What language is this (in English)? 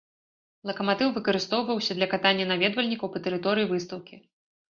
Belarusian